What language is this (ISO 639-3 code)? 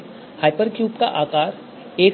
hin